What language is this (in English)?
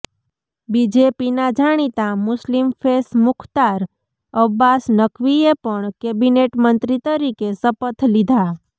Gujarati